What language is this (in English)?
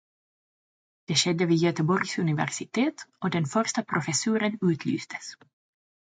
Swedish